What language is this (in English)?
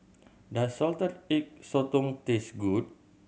English